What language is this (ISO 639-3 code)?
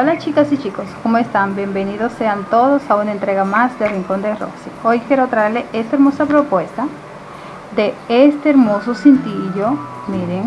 spa